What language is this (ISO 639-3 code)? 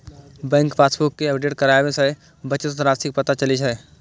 mai